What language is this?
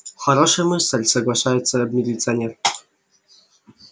Russian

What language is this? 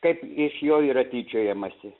Lithuanian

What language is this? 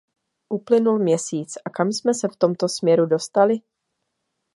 Czech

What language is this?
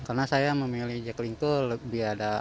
Indonesian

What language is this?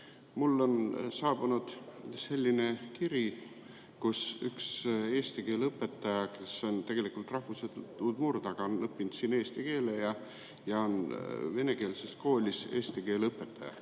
Estonian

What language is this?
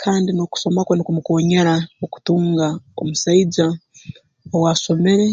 Tooro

